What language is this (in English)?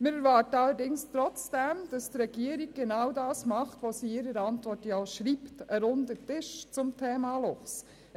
Swiss German